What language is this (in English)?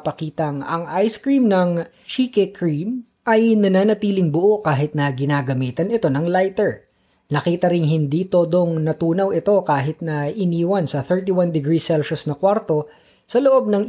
Filipino